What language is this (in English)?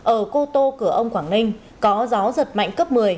Vietnamese